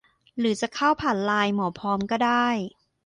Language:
Thai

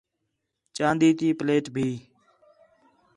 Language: Khetrani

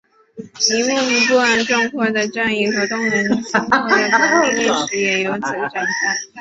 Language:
Chinese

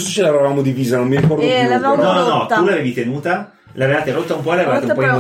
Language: Italian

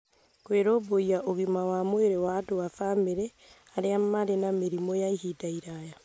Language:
Kikuyu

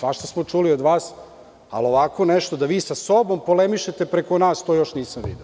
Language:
Serbian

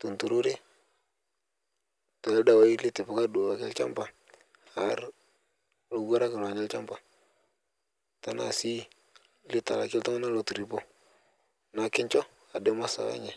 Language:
Masai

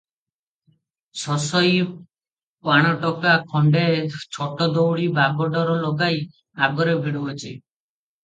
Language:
Odia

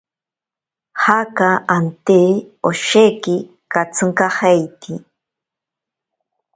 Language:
Ashéninka Perené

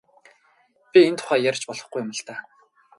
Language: Mongolian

